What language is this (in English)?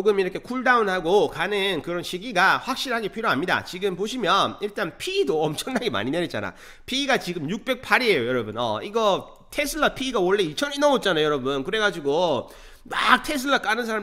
Korean